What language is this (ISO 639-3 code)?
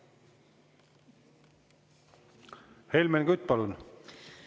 est